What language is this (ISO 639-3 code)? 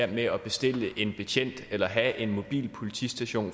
dan